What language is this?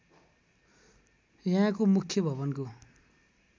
Nepali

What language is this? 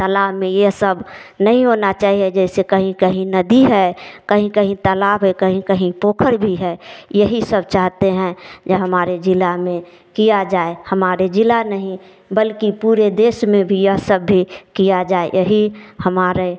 Hindi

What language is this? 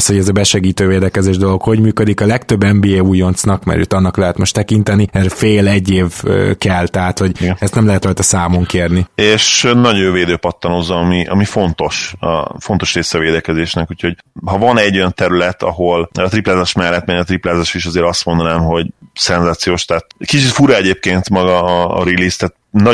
Hungarian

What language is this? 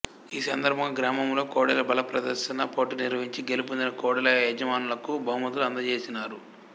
Telugu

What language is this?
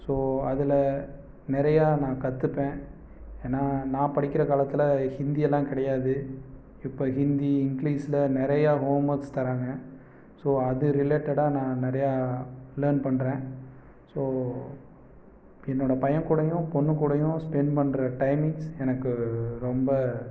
Tamil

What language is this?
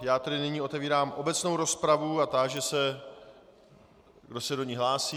Czech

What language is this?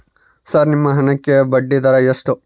Kannada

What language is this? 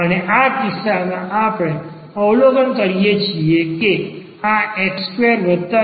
Gujarati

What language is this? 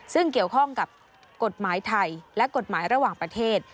Thai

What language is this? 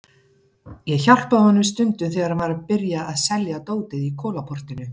Icelandic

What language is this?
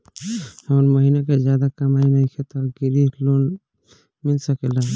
Bhojpuri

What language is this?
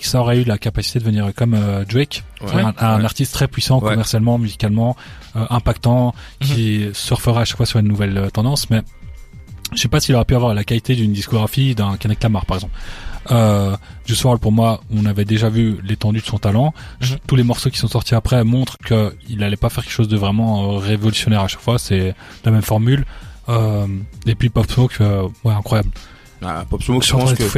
French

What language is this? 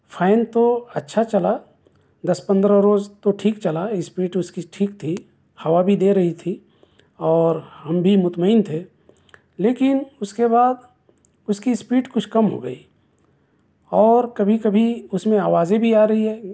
Urdu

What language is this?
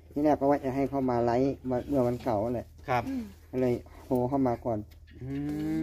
Thai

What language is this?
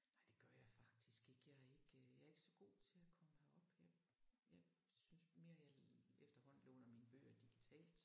Danish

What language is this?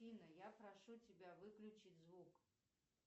Russian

